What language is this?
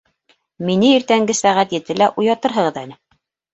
Bashkir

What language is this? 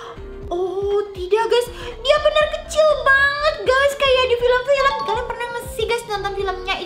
Indonesian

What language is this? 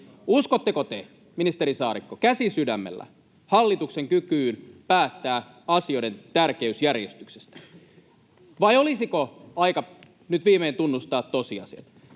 Finnish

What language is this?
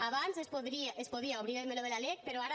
Catalan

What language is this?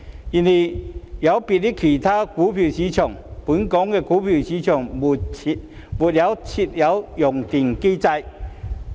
Cantonese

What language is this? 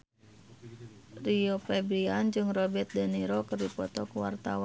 Sundanese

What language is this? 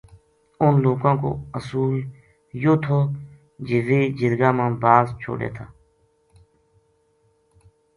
Gujari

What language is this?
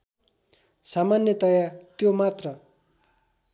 Nepali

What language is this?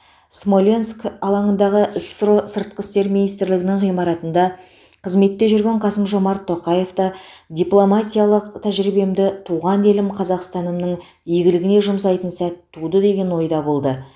Kazakh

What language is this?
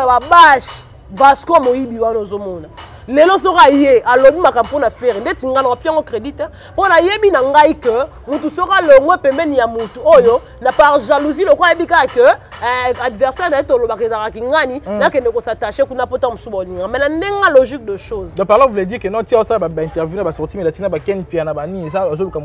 French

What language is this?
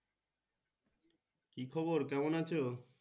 Bangla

